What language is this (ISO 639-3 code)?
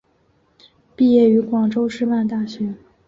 zho